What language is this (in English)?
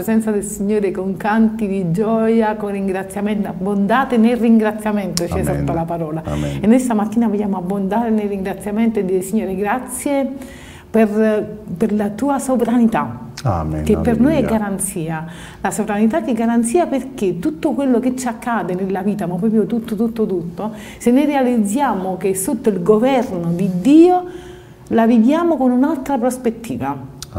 Italian